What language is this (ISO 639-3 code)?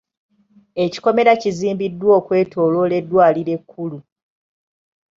lug